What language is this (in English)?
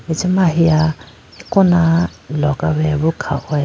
Idu-Mishmi